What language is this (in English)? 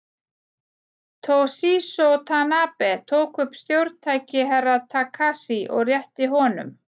Icelandic